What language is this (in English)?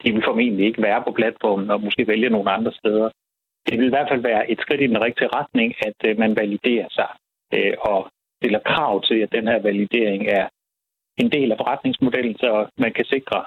Danish